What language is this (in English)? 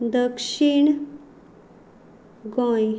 Konkani